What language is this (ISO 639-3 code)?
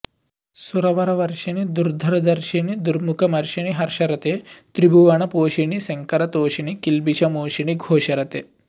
san